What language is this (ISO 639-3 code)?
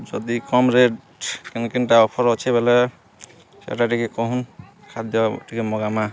ori